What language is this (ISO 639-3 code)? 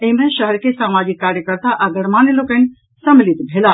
mai